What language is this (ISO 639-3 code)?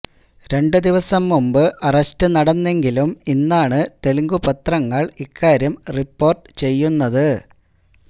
mal